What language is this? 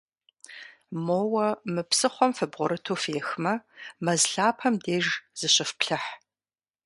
Kabardian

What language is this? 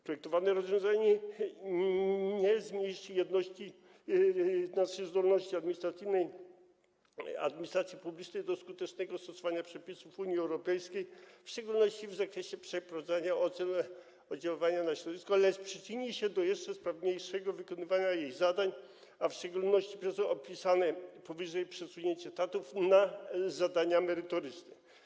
Polish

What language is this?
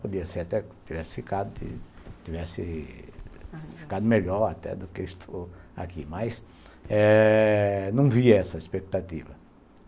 Portuguese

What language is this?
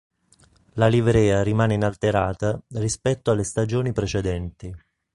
Italian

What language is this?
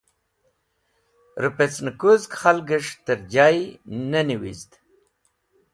Wakhi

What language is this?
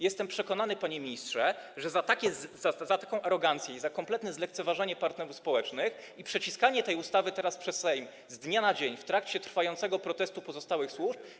Polish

